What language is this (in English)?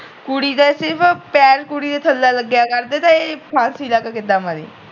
Punjabi